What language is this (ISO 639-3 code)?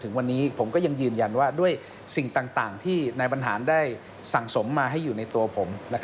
tha